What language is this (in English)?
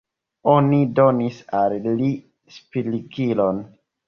Esperanto